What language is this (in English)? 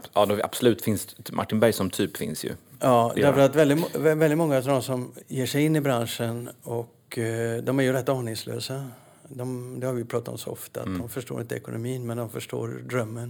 Swedish